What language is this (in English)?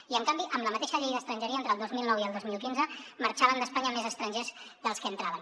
Catalan